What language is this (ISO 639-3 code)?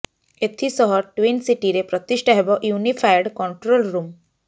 ori